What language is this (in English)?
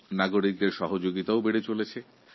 Bangla